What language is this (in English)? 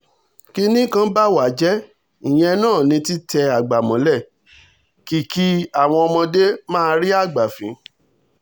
Yoruba